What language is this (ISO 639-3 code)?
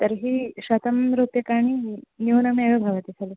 san